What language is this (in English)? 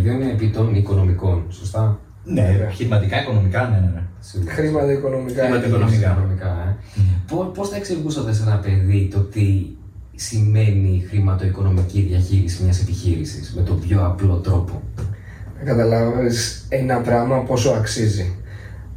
Greek